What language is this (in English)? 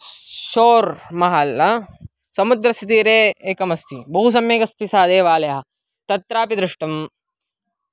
Sanskrit